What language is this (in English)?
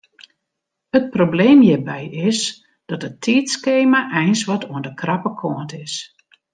Western Frisian